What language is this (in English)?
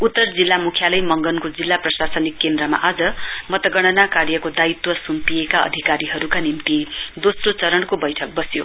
Nepali